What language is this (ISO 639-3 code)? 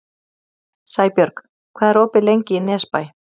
isl